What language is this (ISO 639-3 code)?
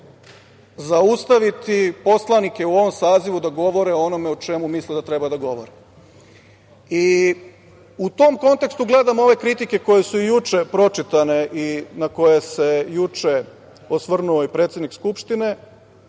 srp